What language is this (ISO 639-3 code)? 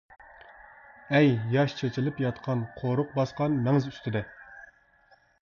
uig